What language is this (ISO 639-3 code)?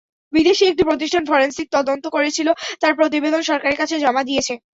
ben